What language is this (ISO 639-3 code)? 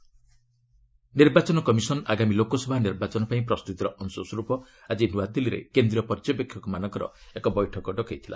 ori